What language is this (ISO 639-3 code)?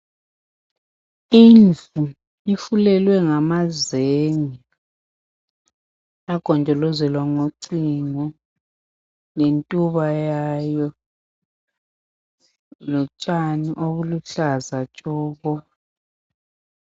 nde